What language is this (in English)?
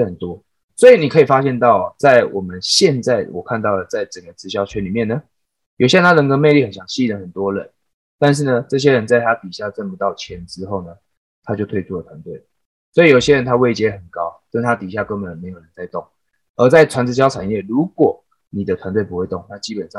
Chinese